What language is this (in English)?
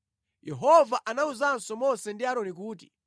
Nyanja